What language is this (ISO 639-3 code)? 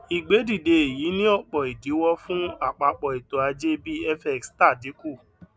yor